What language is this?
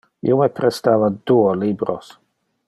Interlingua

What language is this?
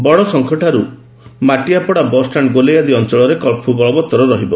Odia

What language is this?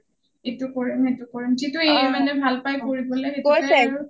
Assamese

